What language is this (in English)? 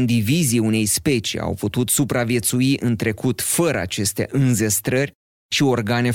Romanian